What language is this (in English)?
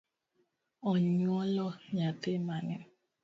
Luo (Kenya and Tanzania)